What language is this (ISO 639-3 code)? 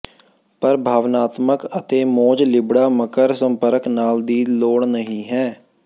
pan